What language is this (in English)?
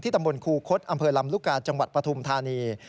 Thai